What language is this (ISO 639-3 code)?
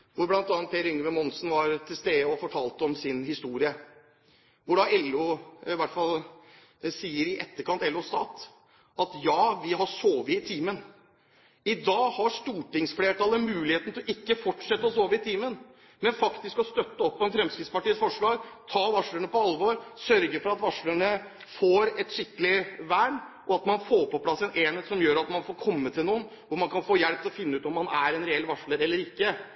nob